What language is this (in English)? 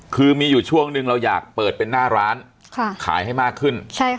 Thai